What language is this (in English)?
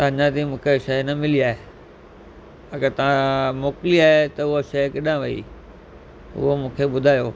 Sindhi